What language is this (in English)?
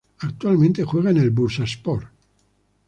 Spanish